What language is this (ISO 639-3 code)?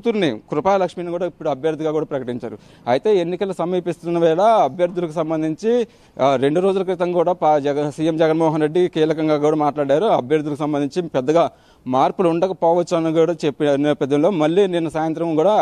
tel